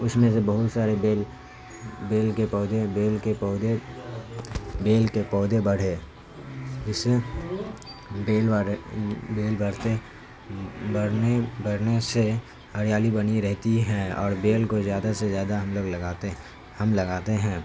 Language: Urdu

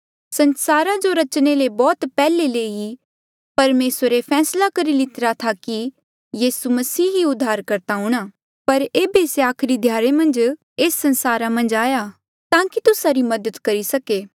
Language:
Mandeali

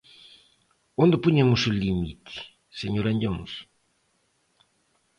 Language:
Galician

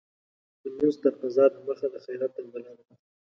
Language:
Pashto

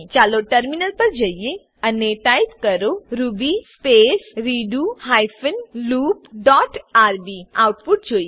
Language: Gujarati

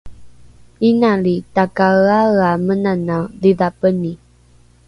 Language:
Rukai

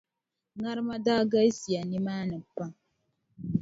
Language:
Dagbani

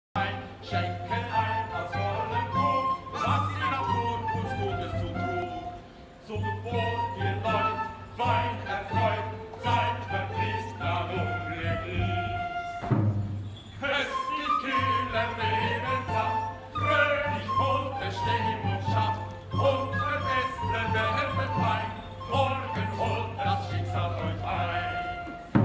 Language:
Dutch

